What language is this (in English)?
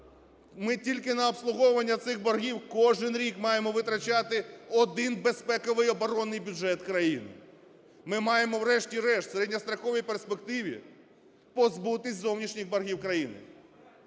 Ukrainian